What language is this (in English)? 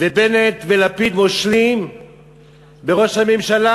Hebrew